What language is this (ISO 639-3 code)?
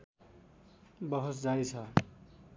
nep